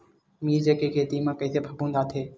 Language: Chhattisgarhi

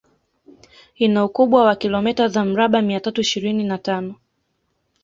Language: Swahili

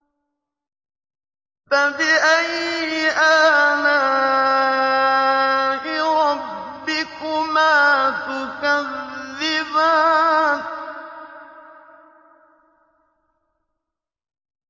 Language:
Arabic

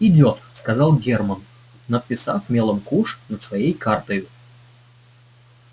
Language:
Russian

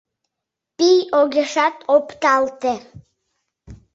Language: Mari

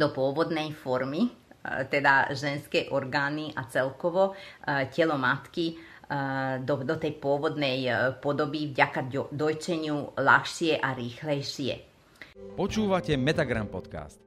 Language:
Slovak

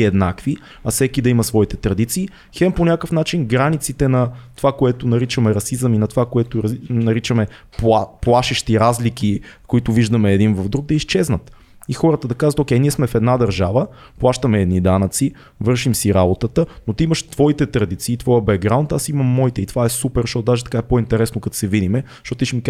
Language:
Bulgarian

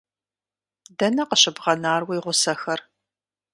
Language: Kabardian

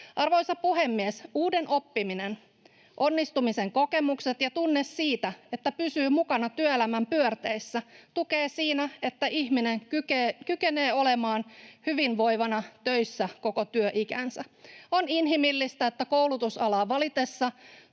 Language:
Finnish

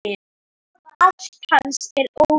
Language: Icelandic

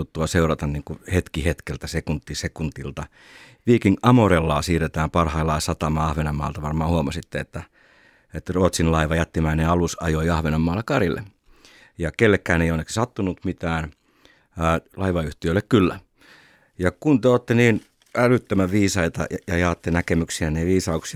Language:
Finnish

